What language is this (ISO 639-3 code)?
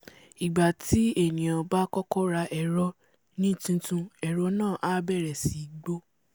yor